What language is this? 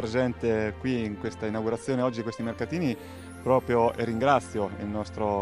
Italian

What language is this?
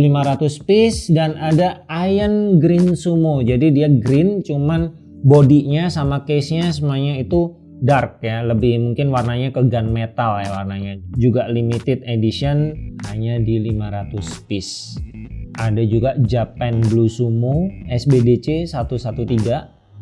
Indonesian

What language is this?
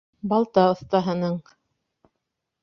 Bashkir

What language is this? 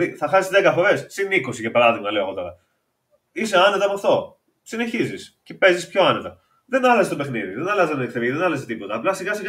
Greek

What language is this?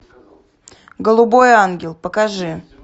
Russian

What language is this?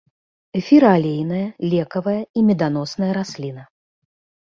Belarusian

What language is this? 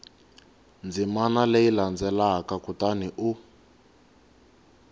Tsonga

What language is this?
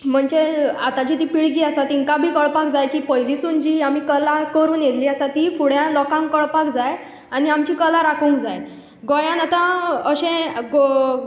Konkani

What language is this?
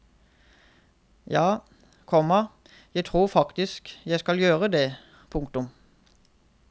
Norwegian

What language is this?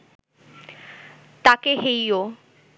Bangla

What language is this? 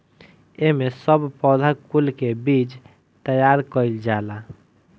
Bhojpuri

